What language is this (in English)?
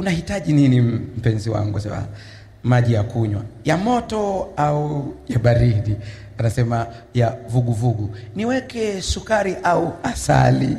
Swahili